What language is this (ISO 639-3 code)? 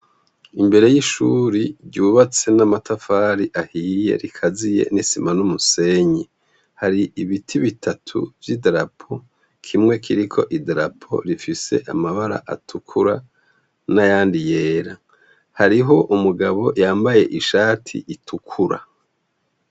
run